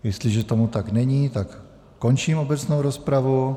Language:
Czech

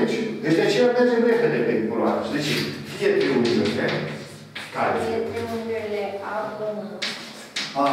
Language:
Romanian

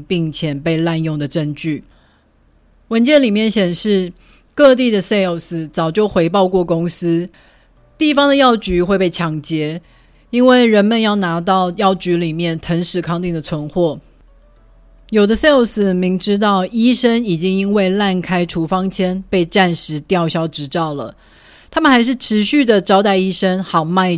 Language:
Chinese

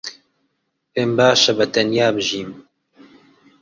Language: Central Kurdish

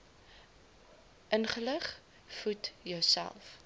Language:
Afrikaans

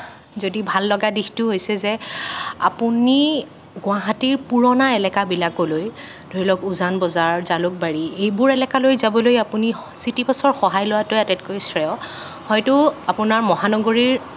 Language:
Assamese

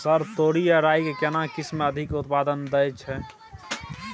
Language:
Maithili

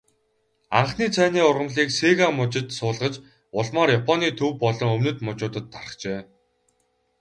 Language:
Mongolian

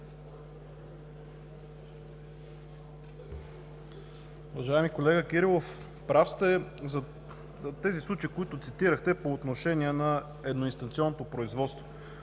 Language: Bulgarian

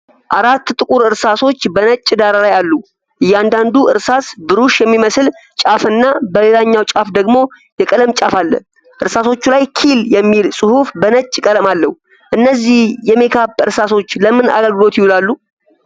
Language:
Amharic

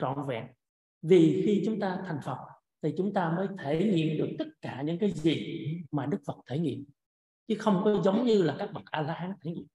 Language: Vietnamese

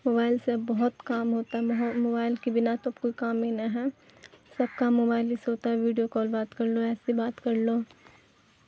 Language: Urdu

